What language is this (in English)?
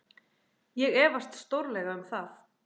Icelandic